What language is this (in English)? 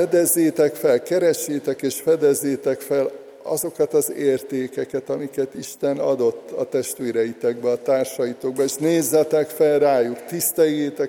Hungarian